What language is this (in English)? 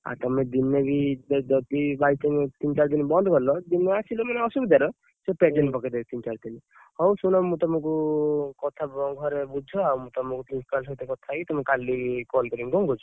Odia